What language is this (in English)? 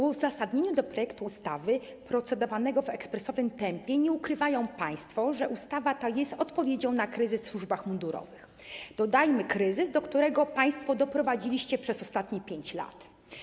Polish